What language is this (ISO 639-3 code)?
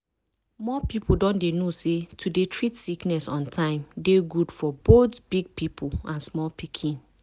pcm